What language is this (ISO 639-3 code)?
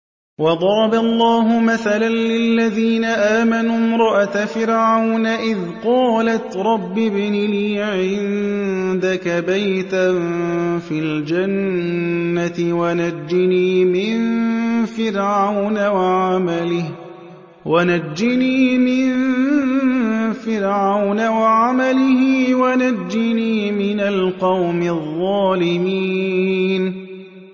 ara